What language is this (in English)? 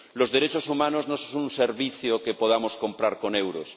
Spanish